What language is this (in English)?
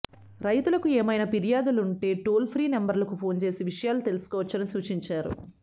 Telugu